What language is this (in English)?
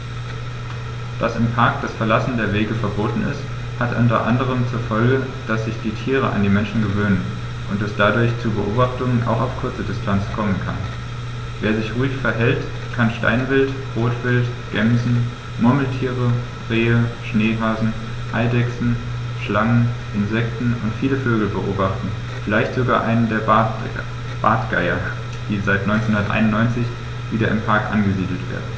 German